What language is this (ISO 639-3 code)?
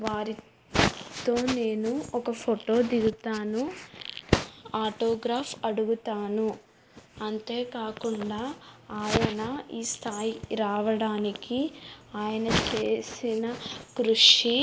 tel